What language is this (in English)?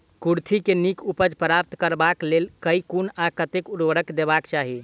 Maithili